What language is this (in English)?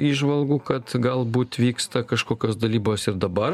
Lithuanian